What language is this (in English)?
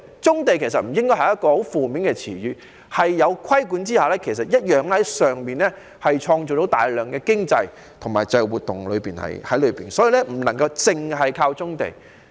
Cantonese